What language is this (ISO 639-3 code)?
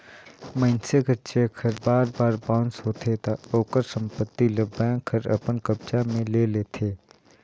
hne